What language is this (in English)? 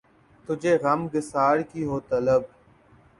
Urdu